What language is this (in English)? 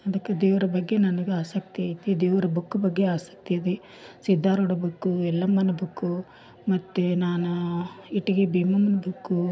Kannada